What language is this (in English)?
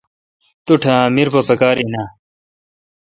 Kalkoti